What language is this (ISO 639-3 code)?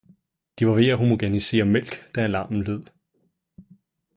dan